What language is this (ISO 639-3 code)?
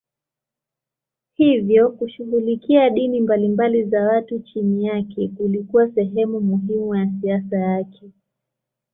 swa